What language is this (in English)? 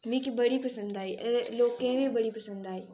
Dogri